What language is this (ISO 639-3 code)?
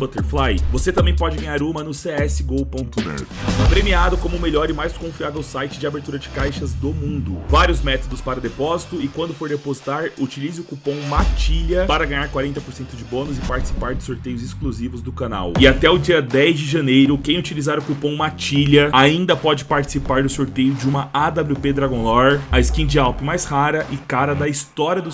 por